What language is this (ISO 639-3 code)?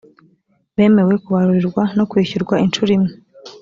kin